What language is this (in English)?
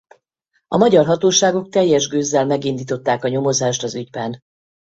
Hungarian